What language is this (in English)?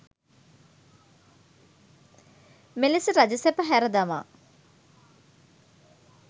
Sinhala